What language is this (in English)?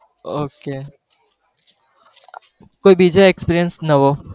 Gujarati